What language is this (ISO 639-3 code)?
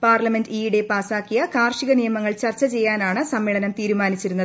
mal